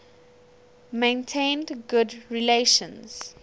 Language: English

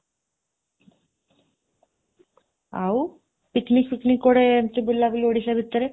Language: Odia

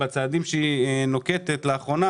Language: Hebrew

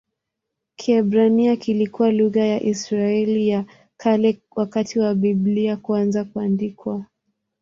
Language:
Swahili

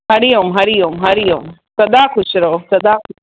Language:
Sindhi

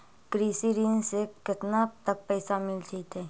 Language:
Magahi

